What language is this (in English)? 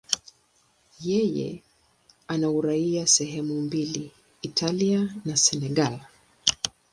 Swahili